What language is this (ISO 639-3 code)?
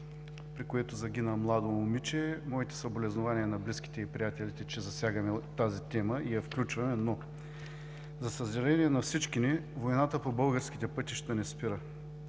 bul